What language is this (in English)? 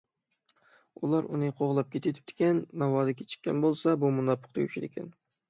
Uyghur